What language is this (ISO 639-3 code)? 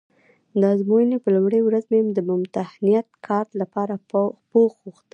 pus